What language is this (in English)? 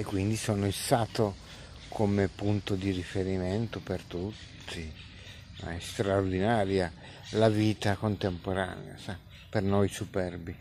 Italian